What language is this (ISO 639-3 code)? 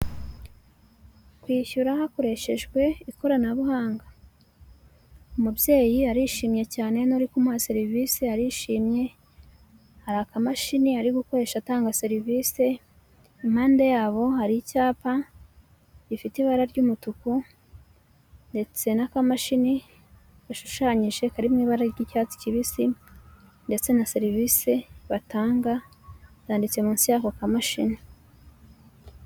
kin